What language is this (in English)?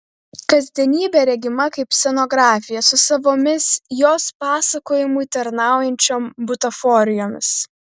Lithuanian